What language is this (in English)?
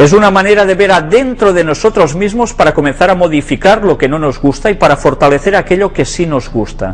Spanish